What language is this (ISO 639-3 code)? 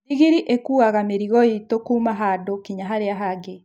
kik